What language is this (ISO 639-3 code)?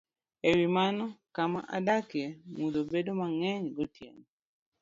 luo